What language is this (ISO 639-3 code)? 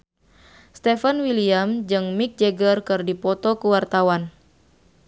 sun